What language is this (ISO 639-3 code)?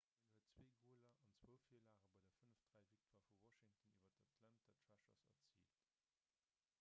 ltz